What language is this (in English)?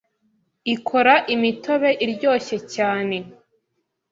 Kinyarwanda